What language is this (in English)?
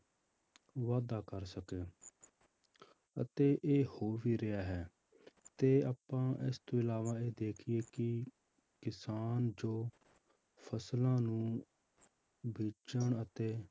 Punjabi